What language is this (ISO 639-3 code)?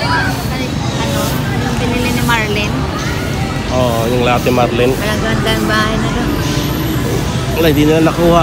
fil